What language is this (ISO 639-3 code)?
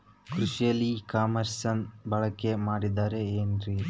kan